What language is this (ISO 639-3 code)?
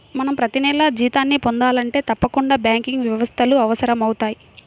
tel